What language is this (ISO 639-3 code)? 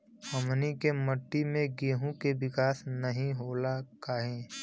bho